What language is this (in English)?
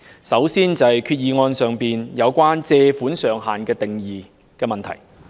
Cantonese